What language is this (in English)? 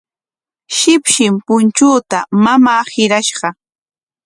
Corongo Ancash Quechua